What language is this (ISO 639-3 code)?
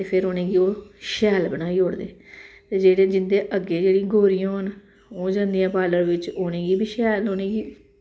doi